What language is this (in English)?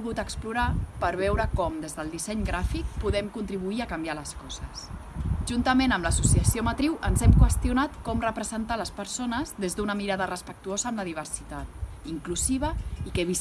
Catalan